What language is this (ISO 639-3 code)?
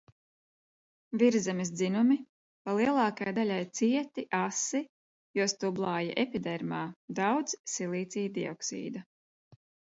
lav